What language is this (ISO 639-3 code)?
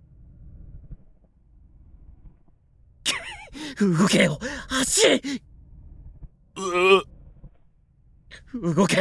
jpn